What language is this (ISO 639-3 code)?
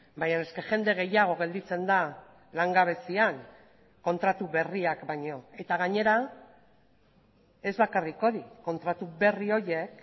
eus